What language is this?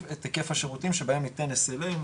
Hebrew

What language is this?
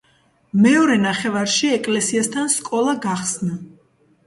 Georgian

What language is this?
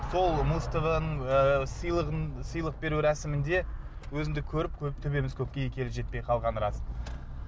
Kazakh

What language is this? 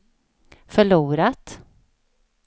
Swedish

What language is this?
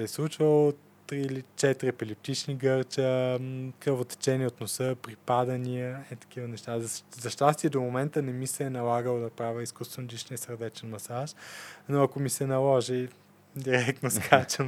Bulgarian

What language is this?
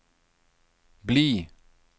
Norwegian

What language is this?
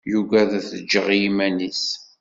Kabyle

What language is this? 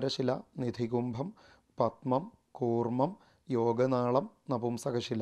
Hindi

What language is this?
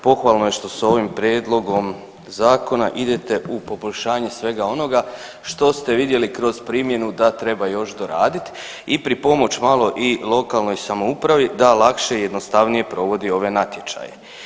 Croatian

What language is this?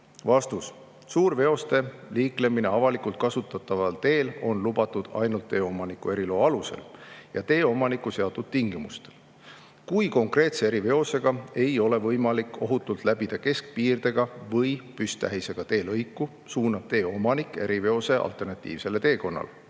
Estonian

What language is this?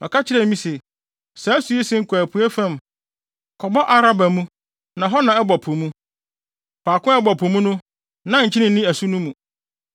Akan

